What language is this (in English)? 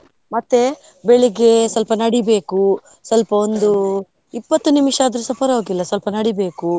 Kannada